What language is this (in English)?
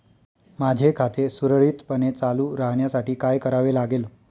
Marathi